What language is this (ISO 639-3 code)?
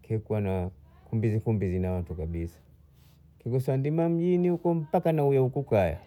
bou